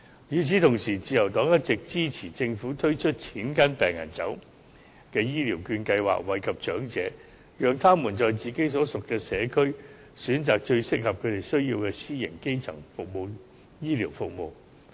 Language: Cantonese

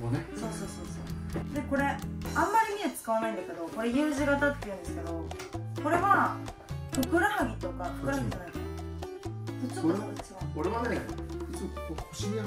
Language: Japanese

